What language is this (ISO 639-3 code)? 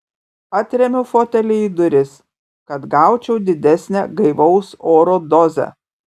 lit